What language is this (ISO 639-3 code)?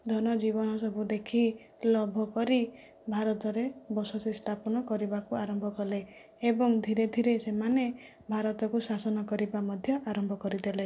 ori